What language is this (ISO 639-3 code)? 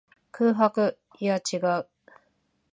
jpn